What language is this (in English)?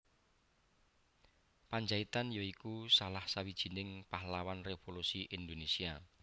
Javanese